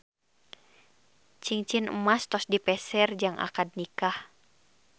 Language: Sundanese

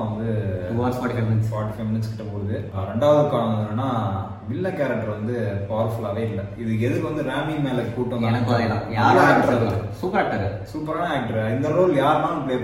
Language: Tamil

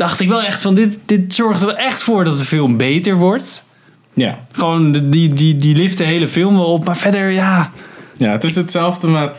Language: Dutch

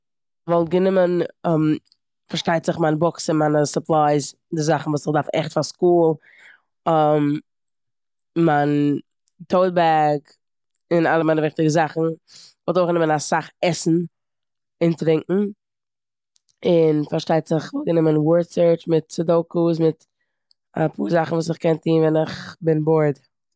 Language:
Yiddish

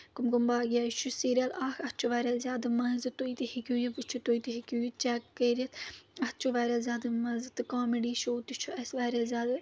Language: Kashmiri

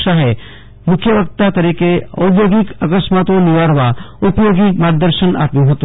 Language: Gujarati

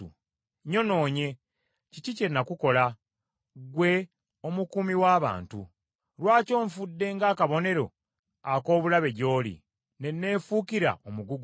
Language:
Ganda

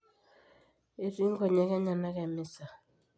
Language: Masai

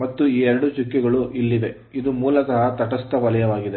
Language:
Kannada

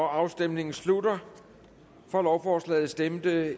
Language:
Danish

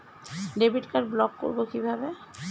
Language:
Bangla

